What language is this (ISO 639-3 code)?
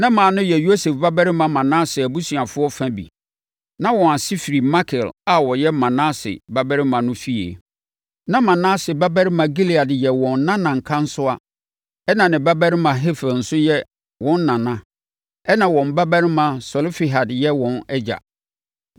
aka